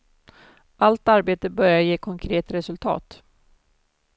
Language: Swedish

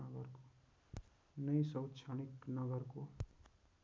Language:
Nepali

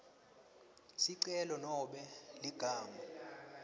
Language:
Swati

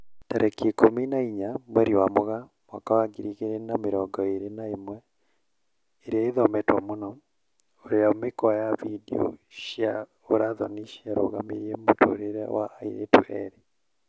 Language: Kikuyu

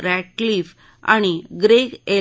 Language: Marathi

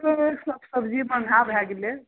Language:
Maithili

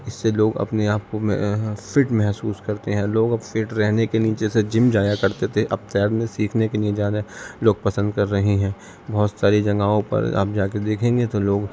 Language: Urdu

